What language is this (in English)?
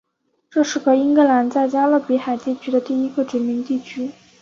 Chinese